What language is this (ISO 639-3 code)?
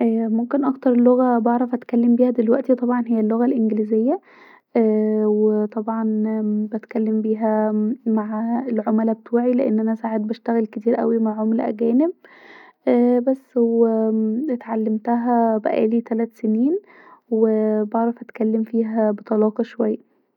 arz